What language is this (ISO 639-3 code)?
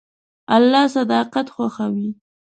pus